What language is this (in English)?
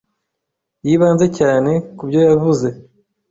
Kinyarwanda